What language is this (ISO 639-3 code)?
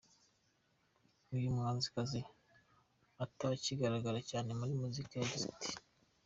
kin